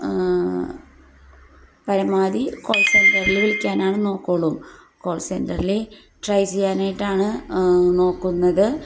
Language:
Malayalam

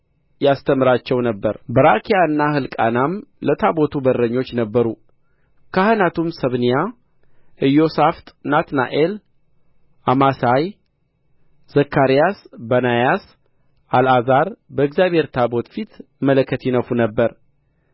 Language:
Amharic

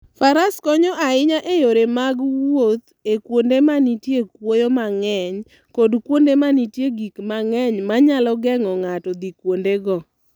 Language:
Luo (Kenya and Tanzania)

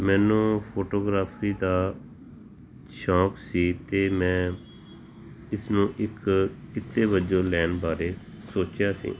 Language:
Punjabi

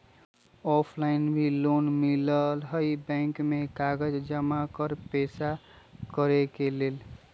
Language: Magahi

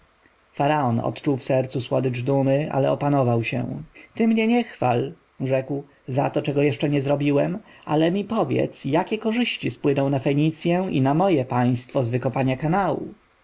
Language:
Polish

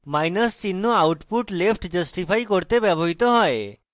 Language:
Bangla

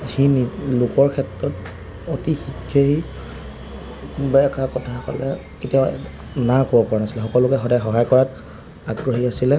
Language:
Assamese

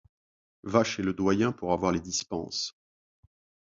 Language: French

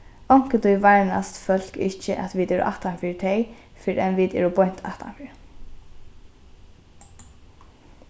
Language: Faroese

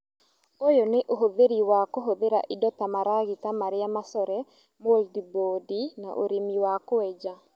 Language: Kikuyu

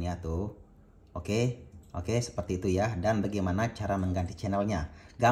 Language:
Indonesian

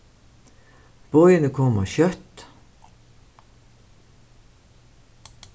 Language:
Faroese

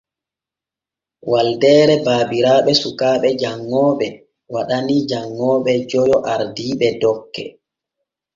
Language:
Borgu Fulfulde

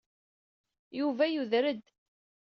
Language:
Kabyle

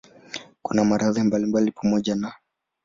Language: Swahili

